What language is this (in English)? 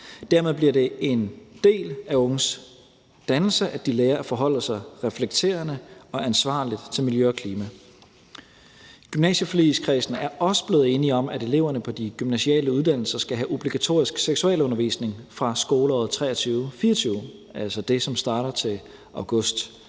Danish